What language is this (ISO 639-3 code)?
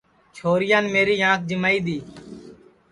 ssi